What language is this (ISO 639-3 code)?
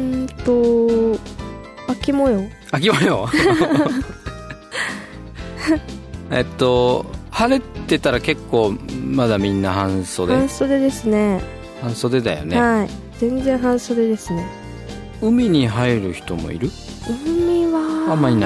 jpn